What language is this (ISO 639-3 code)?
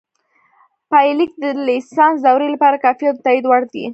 pus